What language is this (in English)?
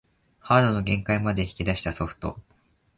Japanese